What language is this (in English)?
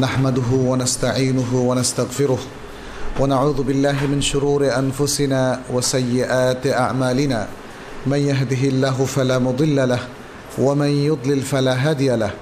Bangla